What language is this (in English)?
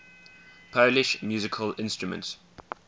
English